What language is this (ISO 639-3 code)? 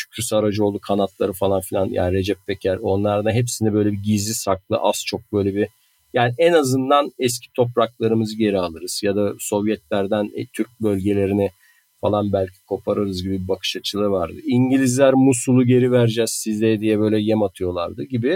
tur